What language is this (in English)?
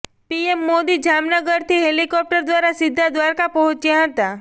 Gujarati